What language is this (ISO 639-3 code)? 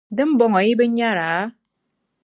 dag